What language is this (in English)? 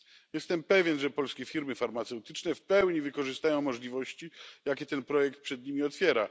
Polish